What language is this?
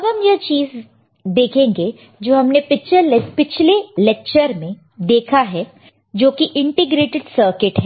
Hindi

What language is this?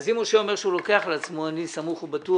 Hebrew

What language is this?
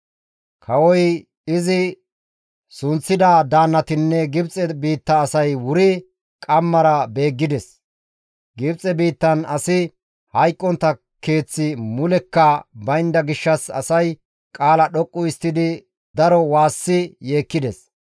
Gamo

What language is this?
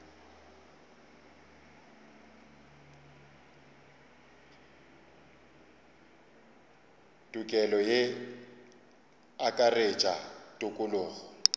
Northern Sotho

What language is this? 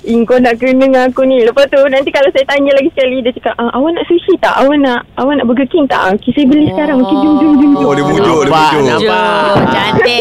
Malay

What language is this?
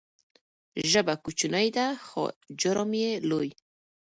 Pashto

